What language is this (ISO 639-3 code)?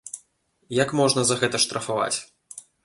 bel